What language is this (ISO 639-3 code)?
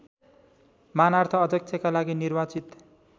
nep